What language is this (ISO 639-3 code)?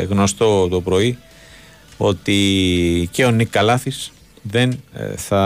ell